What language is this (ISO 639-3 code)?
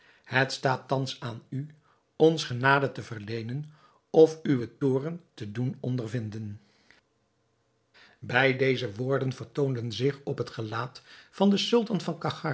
nld